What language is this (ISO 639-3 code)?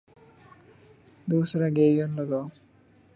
urd